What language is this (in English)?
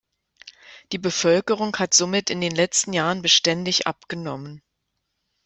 German